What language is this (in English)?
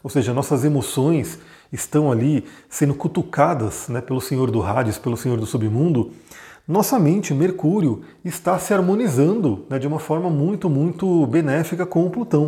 Portuguese